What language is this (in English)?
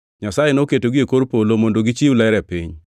Luo (Kenya and Tanzania)